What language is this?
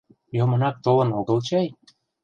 Mari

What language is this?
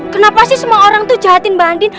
Indonesian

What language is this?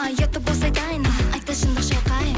Kazakh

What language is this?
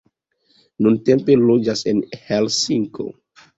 Esperanto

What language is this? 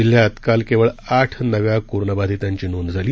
Marathi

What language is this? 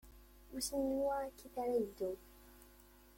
Kabyle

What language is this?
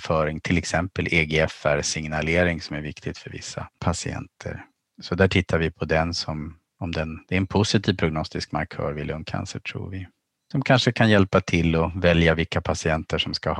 Swedish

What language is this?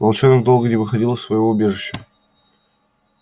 Russian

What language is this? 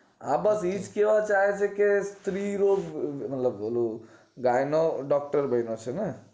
Gujarati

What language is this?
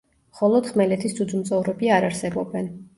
Georgian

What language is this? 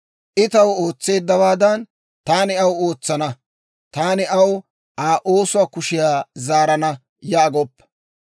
Dawro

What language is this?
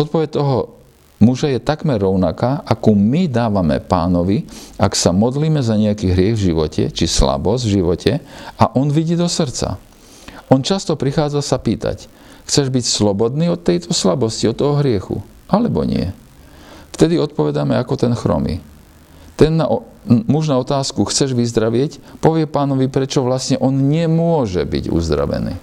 Slovak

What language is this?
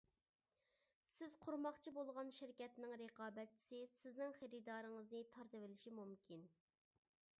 Uyghur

